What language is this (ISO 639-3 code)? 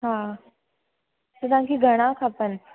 snd